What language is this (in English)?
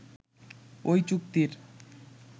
Bangla